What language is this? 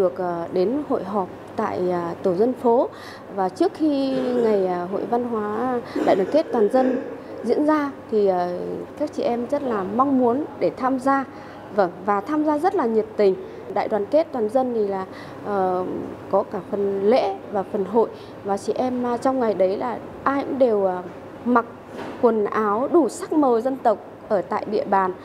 Vietnamese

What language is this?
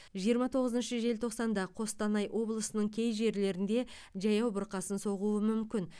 Kazakh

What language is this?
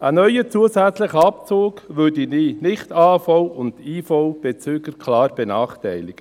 Swiss German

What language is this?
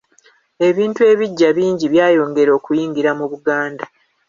Ganda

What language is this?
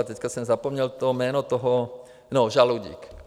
Czech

